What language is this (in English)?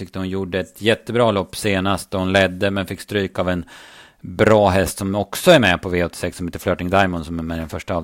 Swedish